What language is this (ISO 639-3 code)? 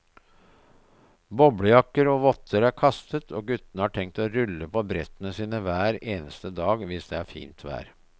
nor